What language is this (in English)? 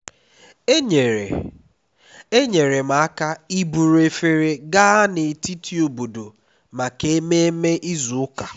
Igbo